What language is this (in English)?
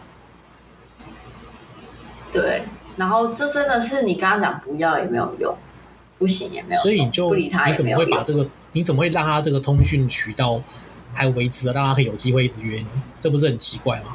Chinese